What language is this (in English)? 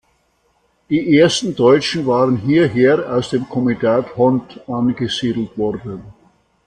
German